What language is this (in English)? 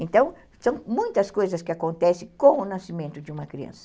Portuguese